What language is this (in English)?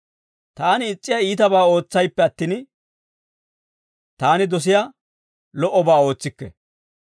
Dawro